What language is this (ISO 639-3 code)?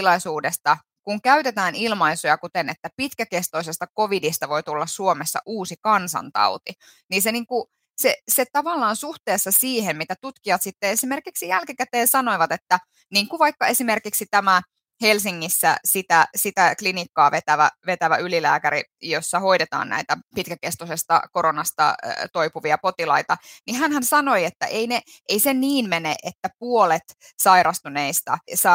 fin